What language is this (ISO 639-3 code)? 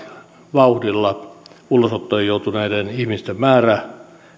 fin